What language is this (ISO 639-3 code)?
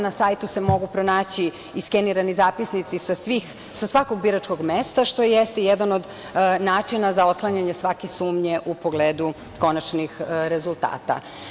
srp